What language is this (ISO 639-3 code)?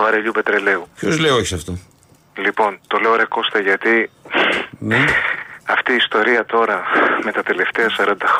ell